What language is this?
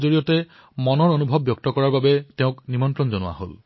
Assamese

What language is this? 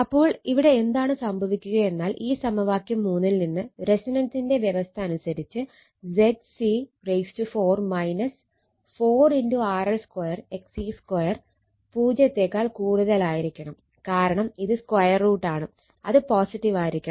Malayalam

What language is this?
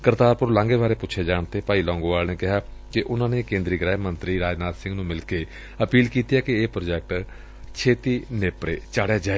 Punjabi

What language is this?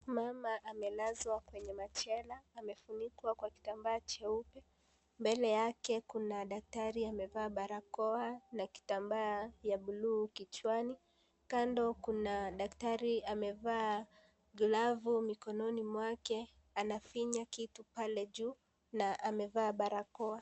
Swahili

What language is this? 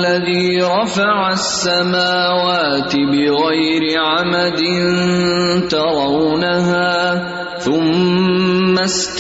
Urdu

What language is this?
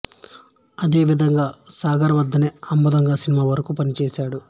Telugu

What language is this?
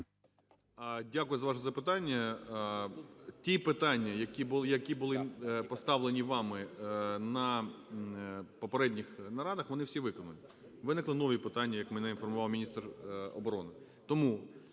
Ukrainian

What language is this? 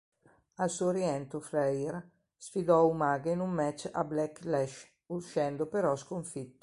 Italian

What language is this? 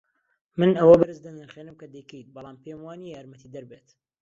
Central Kurdish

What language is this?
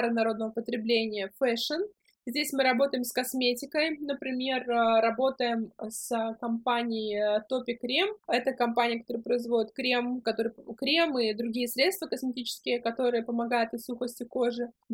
Russian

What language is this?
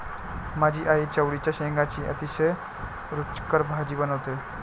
Marathi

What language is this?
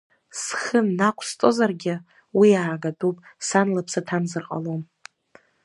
Abkhazian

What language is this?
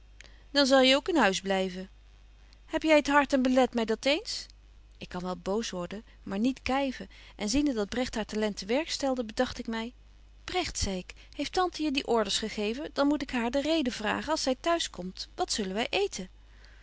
Dutch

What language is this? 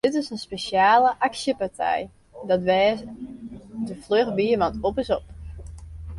Western Frisian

